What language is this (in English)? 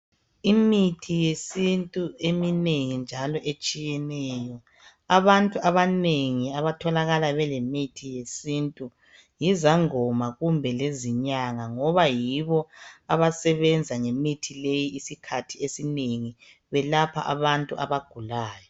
North Ndebele